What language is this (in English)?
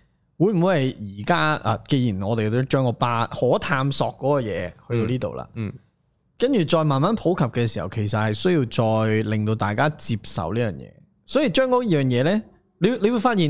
Chinese